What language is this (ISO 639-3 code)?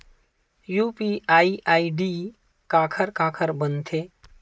hne